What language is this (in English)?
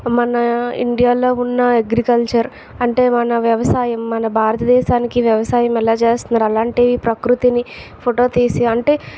Telugu